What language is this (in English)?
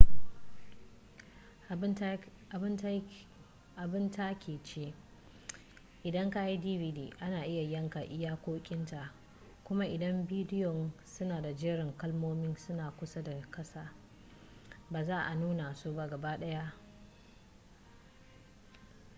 Hausa